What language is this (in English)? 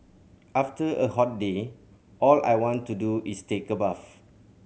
English